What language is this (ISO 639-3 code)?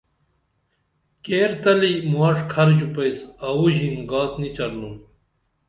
dml